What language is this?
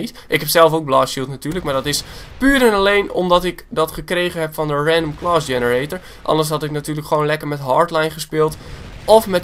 Dutch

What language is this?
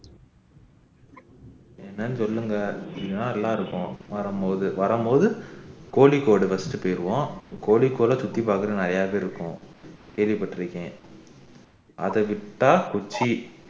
Tamil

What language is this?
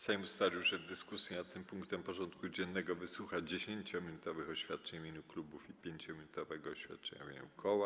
Polish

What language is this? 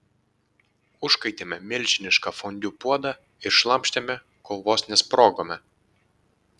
Lithuanian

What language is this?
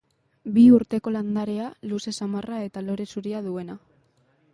Basque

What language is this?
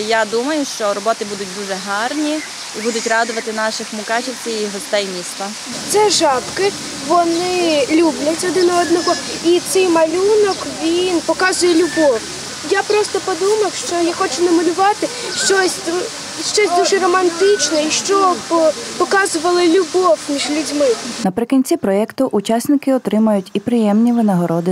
Ukrainian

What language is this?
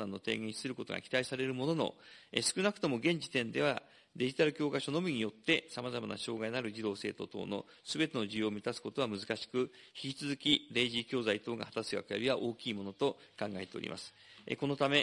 Japanese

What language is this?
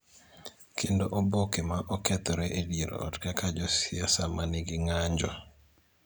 Luo (Kenya and Tanzania)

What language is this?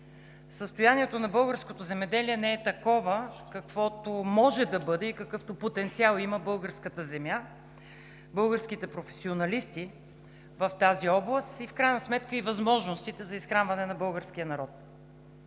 Bulgarian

